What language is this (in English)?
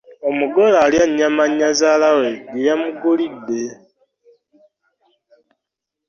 Ganda